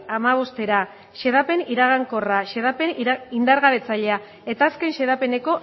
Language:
Basque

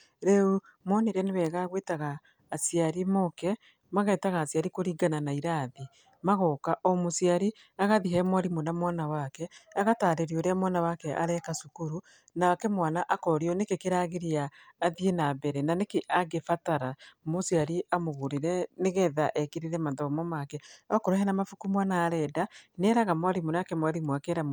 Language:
Kikuyu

